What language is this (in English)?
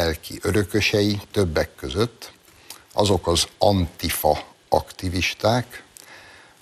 Hungarian